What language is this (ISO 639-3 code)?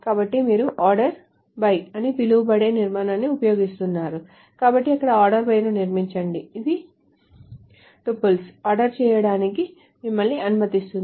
tel